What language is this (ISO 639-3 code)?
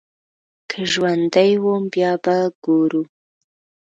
pus